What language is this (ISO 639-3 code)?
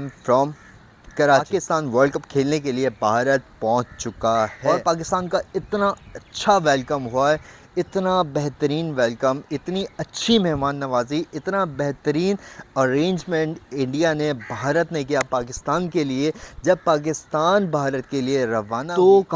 hin